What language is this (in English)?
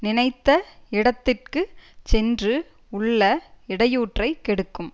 Tamil